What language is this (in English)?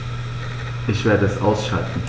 German